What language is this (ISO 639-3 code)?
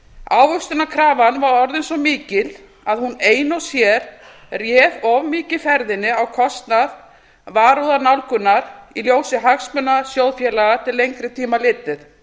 isl